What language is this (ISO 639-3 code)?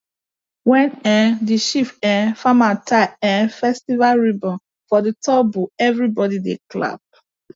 pcm